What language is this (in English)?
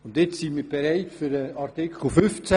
Swiss German